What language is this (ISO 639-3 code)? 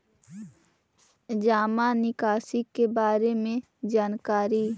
mag